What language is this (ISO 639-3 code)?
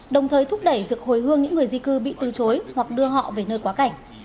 vie